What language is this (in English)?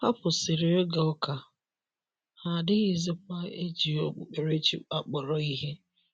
Igbo